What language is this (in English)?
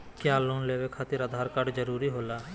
Magahi